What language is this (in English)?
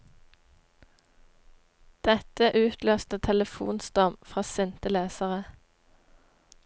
Norwegian